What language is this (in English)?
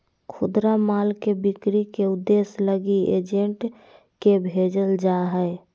Magahi